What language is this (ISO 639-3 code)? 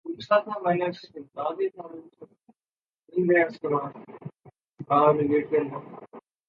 urd